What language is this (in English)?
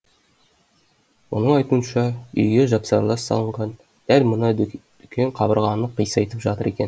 Kazakh